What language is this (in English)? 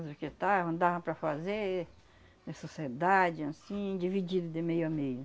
Portuguese